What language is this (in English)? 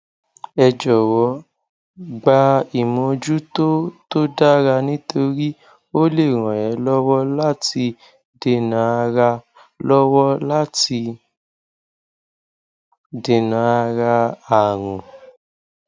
Yoruba